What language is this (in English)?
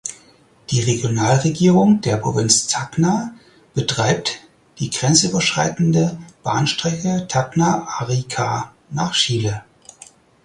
German